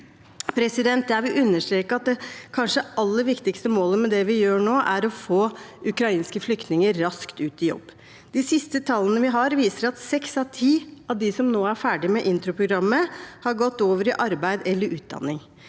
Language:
Norwegian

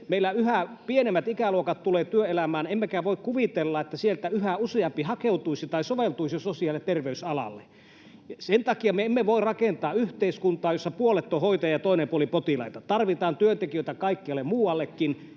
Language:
Finnish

